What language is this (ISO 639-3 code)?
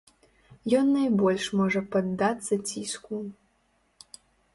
bel